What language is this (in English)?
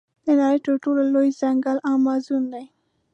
Pashto